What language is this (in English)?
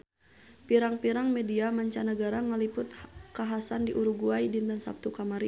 Sundanese